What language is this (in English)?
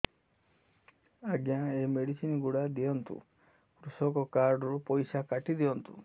Odia